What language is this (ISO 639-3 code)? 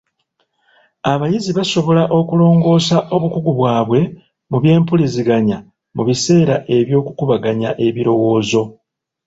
lug